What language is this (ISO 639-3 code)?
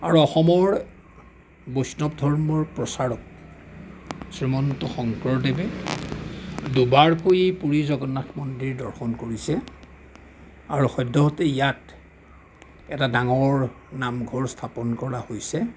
asm